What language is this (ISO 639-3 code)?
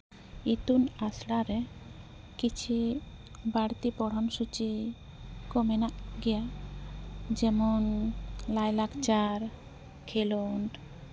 sat